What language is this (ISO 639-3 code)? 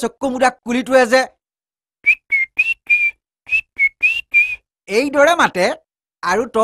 hin